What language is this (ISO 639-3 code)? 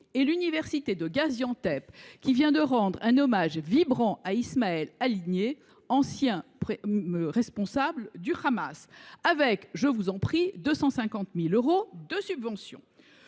fra